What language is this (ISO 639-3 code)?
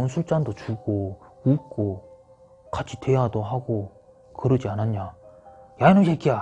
kor